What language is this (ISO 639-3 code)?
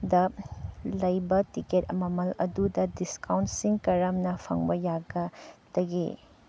mni